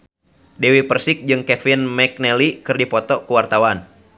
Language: Sundanese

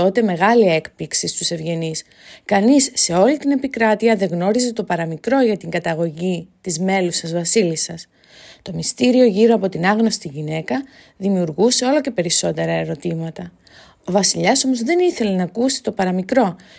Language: Greek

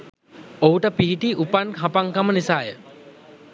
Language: Sinhala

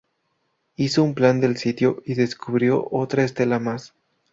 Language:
Spanish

